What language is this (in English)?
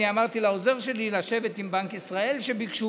Hebrew